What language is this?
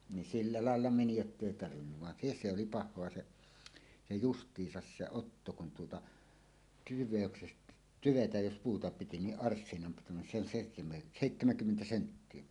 Finnish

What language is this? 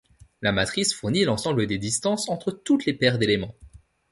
French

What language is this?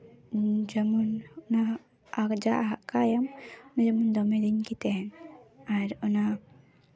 Santali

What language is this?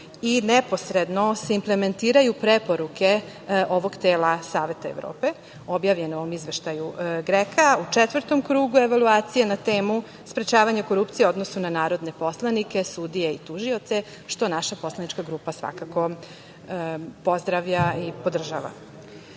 Serbian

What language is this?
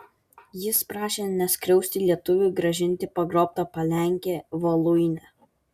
Lithuanian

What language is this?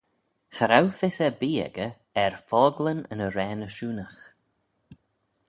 Manx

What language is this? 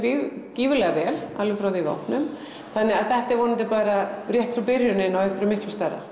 Icelandic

